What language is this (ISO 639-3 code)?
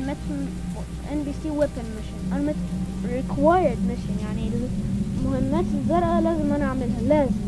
ara